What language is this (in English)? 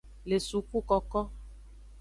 Aja (Benin)